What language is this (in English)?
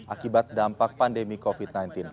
Indonesian